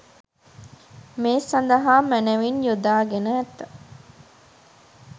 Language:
Sinhala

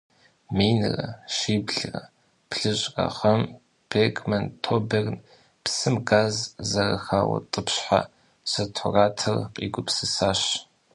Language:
Kabardian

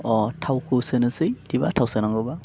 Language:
Bodo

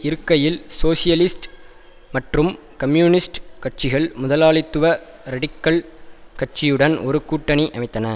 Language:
Tamil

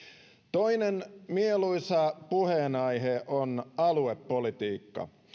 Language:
Finnish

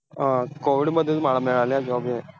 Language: Marathi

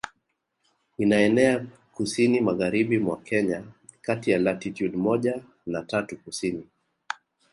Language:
Swahili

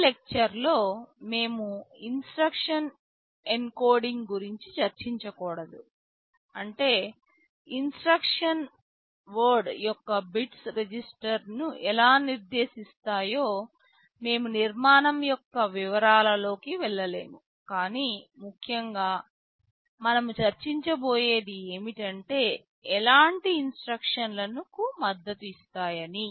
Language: Telugu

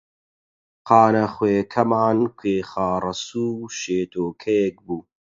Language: Central Kurdish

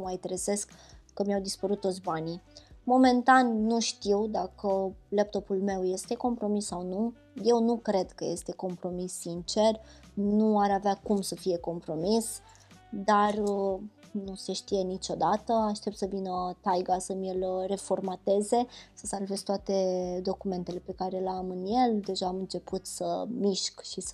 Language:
Romanian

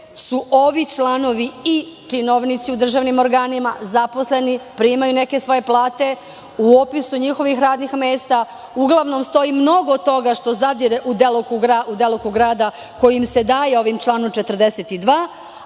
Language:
Serbian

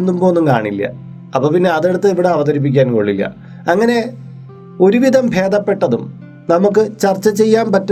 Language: Malayalam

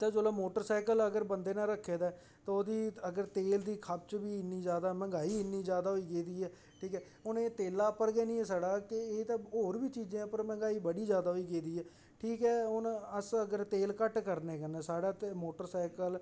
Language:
Dogri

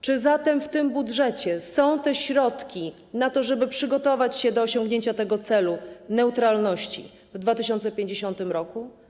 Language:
Polish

